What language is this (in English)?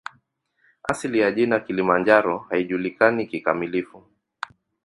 Swahili